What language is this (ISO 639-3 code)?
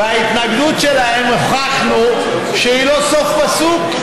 heb